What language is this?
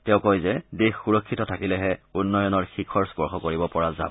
Assamese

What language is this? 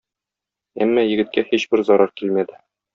Tatar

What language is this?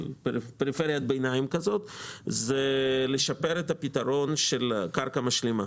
Hebrew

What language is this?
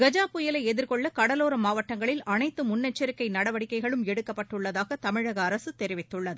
Tamil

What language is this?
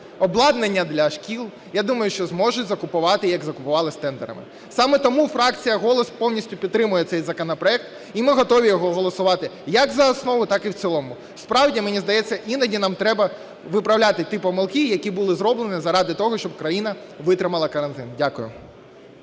Ukrainian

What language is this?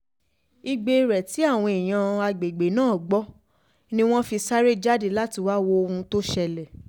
Yoruba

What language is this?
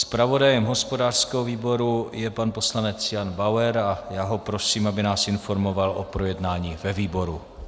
Czech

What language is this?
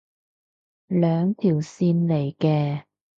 Cantonese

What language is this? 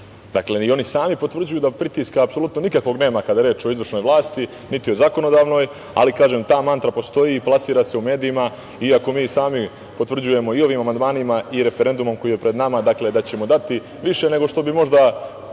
Serbian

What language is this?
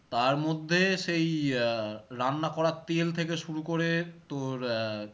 Bangla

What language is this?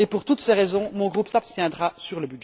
French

